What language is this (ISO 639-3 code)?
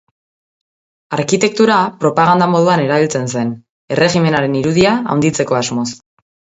eus